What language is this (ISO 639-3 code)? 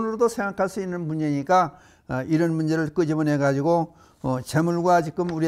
kor